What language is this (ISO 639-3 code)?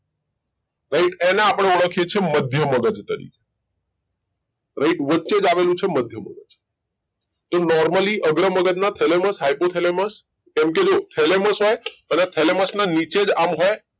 guj